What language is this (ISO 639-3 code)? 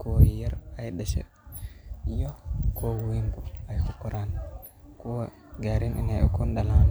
som